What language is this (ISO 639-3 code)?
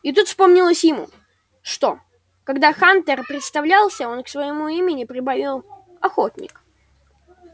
rus